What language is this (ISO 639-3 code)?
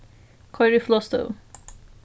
fao